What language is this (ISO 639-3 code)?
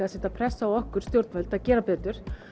isl